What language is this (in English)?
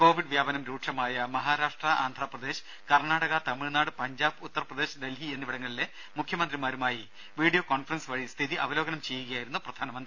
Malayalam